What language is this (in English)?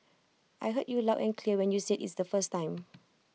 English